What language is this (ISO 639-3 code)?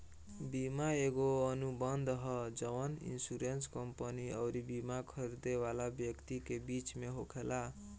bho